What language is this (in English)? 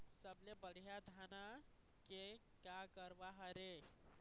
Chhattisgarhi